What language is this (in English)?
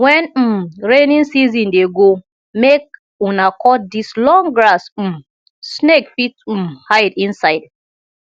Nigerian Pidgin